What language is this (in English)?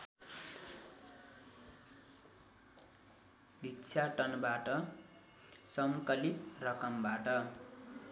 Nepali